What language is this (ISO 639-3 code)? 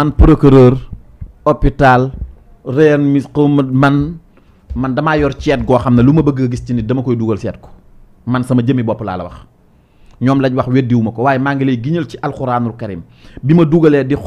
ind